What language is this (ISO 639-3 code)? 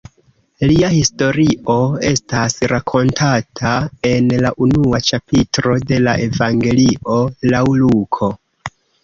epo